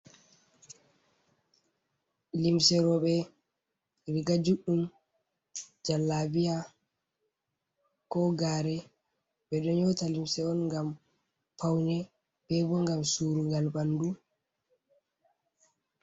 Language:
Fula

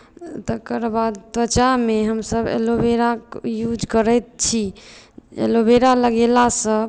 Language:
Maithili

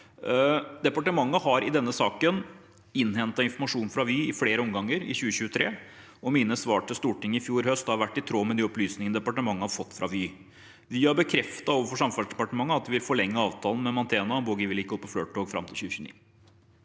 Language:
Norwegian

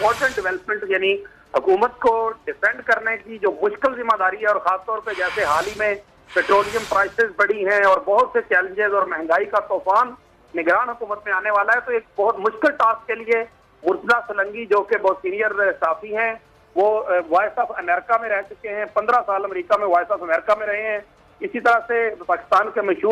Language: Hindi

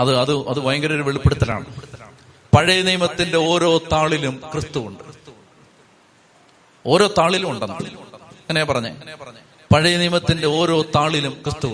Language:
Malayalam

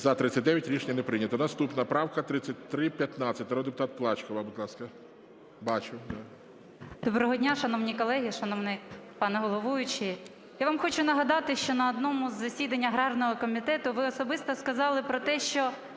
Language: Ukrainian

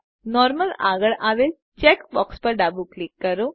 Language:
Gujarati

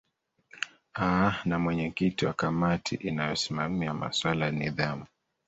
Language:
Swahili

